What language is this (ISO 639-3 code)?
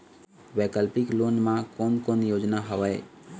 hne